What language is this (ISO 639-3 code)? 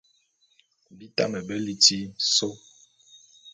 bum